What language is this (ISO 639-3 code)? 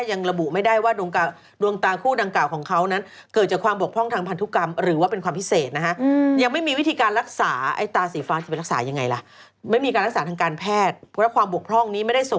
tha